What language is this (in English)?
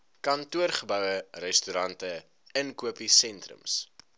Afrikaans